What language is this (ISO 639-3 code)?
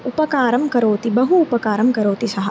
san